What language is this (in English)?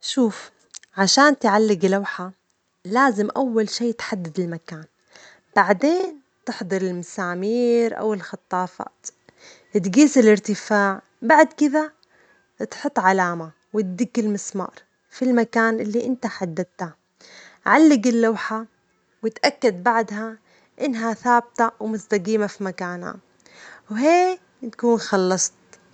Omani Arabic